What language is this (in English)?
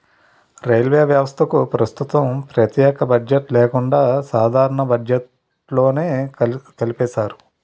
Telugu